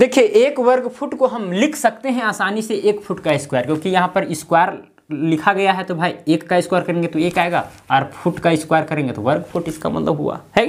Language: Hindi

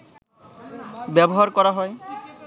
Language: Bangla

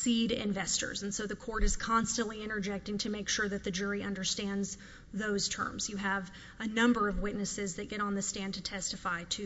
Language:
English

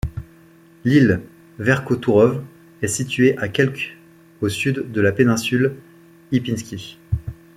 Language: French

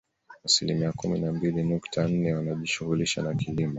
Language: Swahili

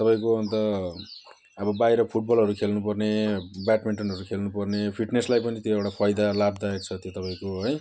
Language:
Nepali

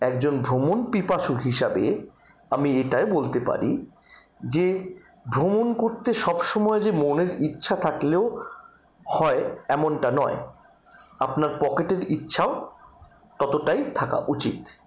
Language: Bangla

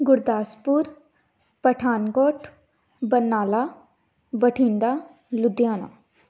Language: Punjabi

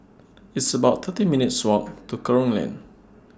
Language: English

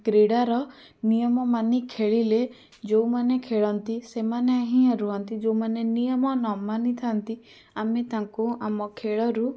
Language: Odia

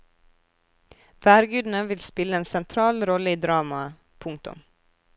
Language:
Norwegian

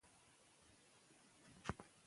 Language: Pashto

